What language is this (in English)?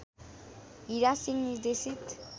Nepali